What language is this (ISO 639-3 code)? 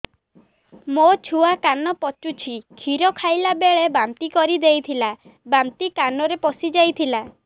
ori